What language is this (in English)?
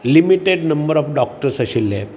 Konkani